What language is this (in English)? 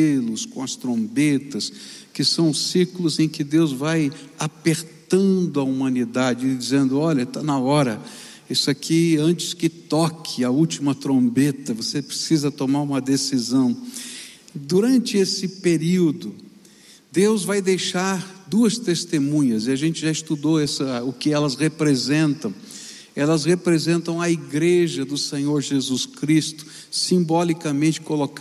Portuguese